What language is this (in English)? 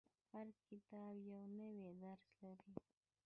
Pashto